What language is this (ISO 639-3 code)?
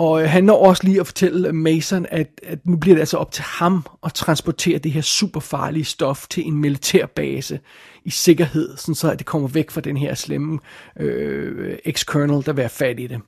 dan